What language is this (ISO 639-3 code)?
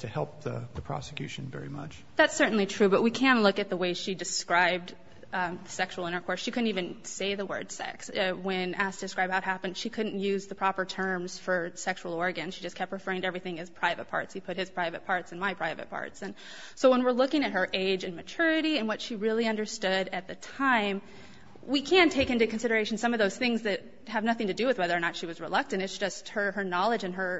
eng